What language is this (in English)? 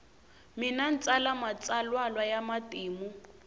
Tsonga